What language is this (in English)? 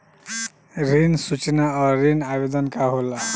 Bhojpuri